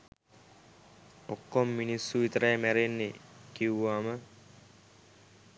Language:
Sinhala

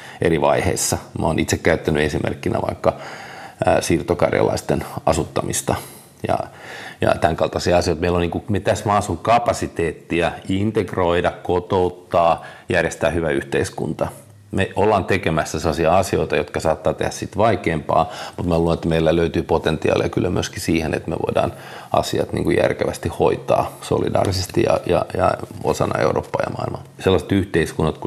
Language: Finnish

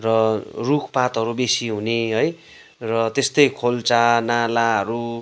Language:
Nepali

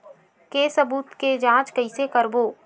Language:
Chhattisgarhi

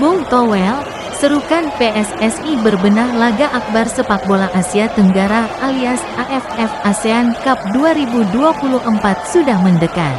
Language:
Indonesian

